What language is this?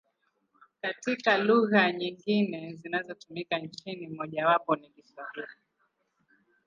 Swahili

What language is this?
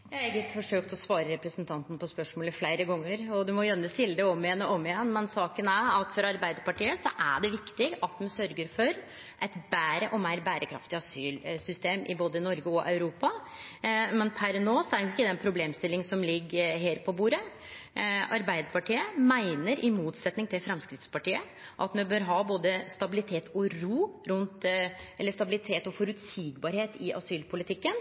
Norwegian Nynorsk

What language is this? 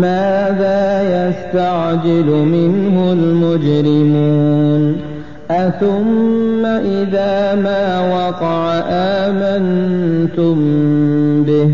Arabic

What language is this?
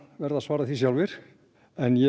Icelandic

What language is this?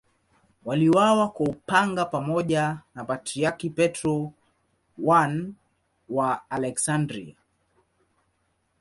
Swahili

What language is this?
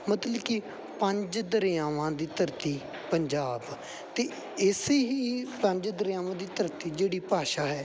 Punjabi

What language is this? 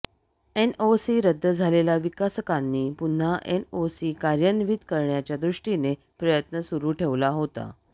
Marathi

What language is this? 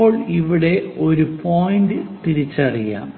Malayalam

